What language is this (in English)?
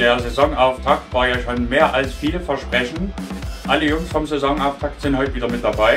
German